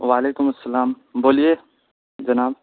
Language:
Urdu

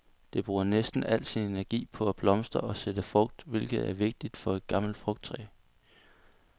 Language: Danish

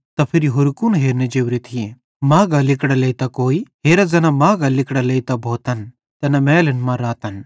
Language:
Bhadrawahi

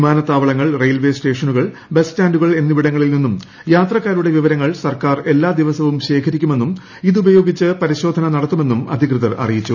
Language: Malayalam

